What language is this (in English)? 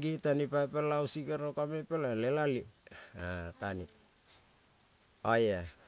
Kol (Papua New Guinea)